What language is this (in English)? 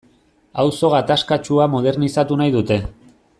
Basque